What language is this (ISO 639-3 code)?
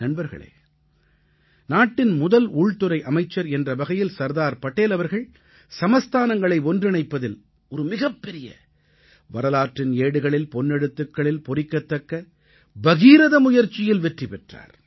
tam